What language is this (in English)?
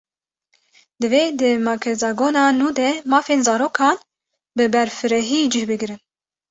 Kurdish